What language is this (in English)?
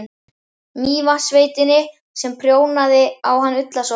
Icelandic